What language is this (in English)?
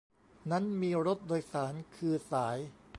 Thai